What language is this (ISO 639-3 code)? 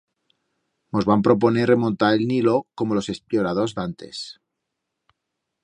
arg